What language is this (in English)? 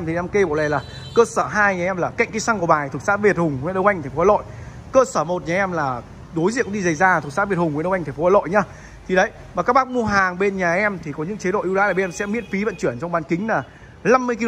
Vietnamese